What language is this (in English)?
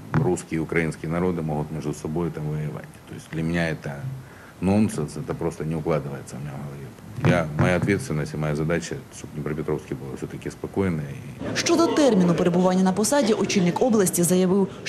Ukrainian